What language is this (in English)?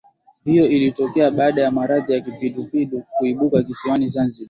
Swahili